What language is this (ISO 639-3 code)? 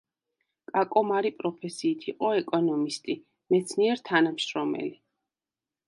kat